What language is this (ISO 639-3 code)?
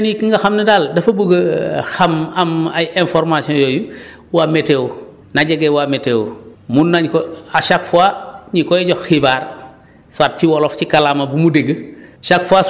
wol